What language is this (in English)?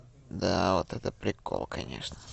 Russian